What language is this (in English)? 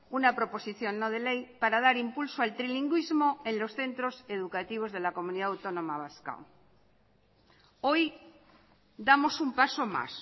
Spanish